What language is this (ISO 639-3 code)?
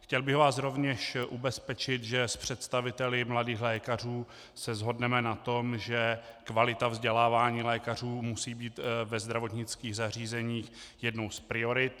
ces